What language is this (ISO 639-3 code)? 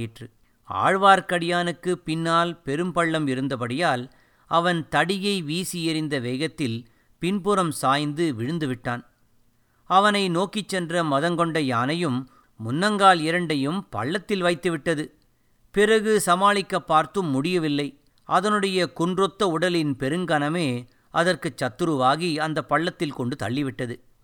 tam